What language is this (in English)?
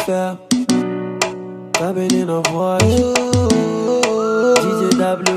Romanian